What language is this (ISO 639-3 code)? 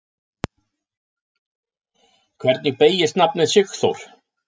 isl